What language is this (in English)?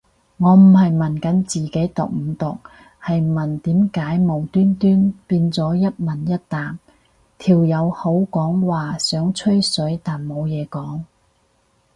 Cantonese